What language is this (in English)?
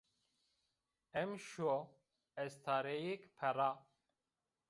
Zaza